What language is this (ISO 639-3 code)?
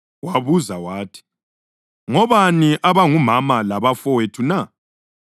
nde